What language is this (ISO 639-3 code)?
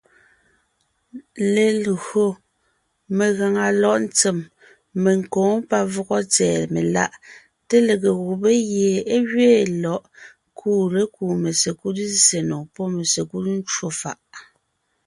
nnh